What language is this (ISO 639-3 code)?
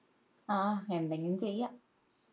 mal